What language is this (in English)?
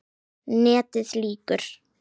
Icelandic